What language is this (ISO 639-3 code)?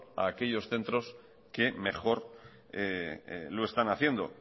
spa